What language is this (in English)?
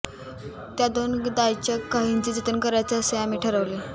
Marathi